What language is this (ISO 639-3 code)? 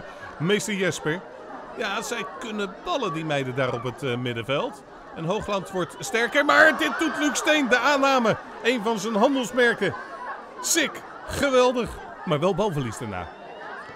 nld